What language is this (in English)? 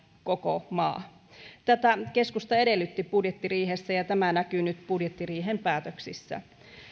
Finnish